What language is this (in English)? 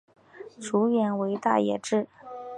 Chinese